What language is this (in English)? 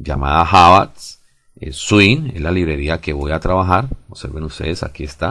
Spanish